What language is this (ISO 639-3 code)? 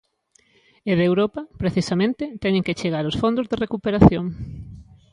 glg